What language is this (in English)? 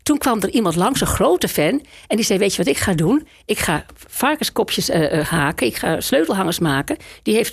Dutch